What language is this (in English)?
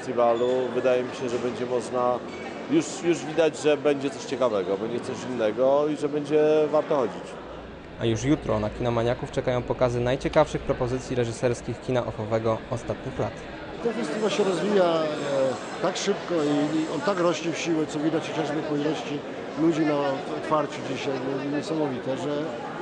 Polish